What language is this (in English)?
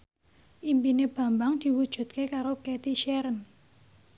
Javanese